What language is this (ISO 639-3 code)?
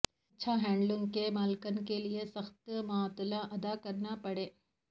urd